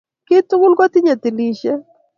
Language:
Kalenjin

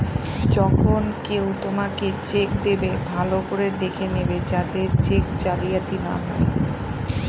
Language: Bangla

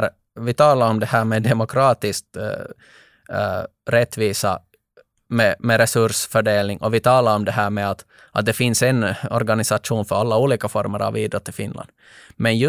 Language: Swedish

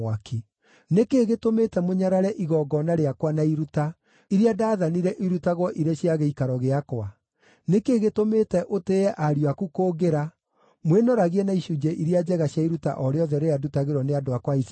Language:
Kikuyu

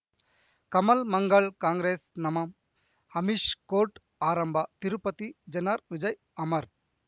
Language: Kannada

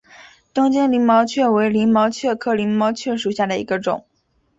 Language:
Chinese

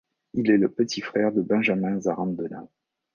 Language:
French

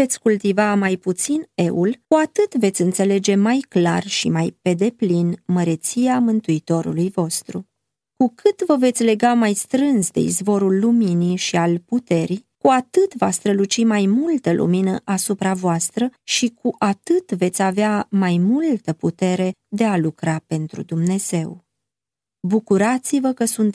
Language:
Romanian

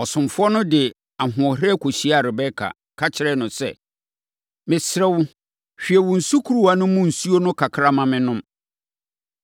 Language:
Akan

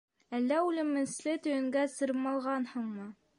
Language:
Bashkir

